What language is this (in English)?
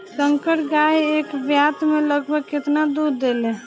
Bhojpuri